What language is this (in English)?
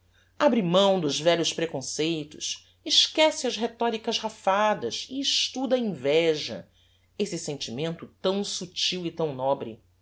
Portuguese